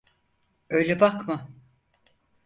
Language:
Turkish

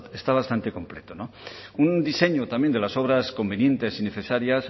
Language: Spanish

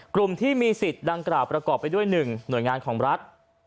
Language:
Thai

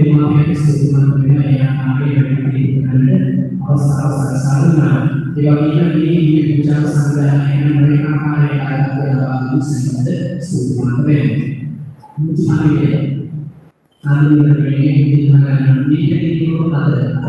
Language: Indonesian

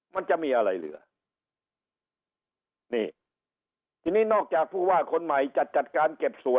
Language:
Thai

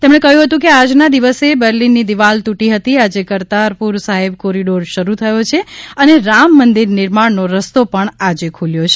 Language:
Gujarati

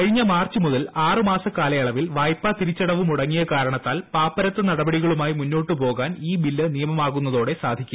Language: Malayalam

